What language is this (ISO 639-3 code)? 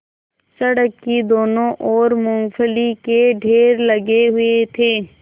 hin